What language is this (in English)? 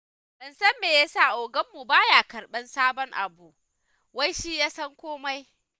Hausa